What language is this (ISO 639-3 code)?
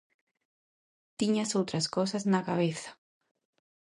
glg